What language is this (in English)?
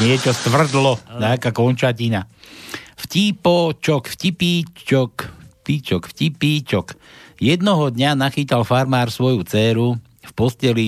Slovak